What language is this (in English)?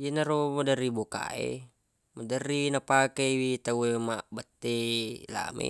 Buginese